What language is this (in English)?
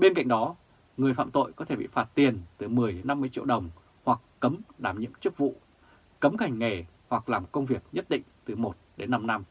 Vietnamese